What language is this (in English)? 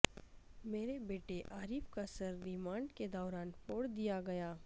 Urdu